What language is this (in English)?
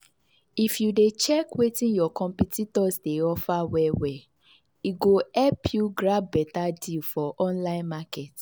Nigerian Pidgin